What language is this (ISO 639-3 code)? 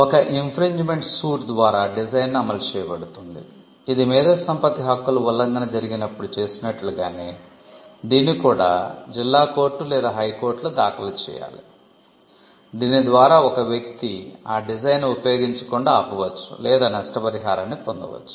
tel